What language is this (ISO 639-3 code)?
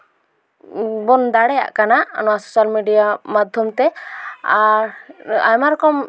sat